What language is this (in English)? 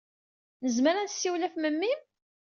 Kabyle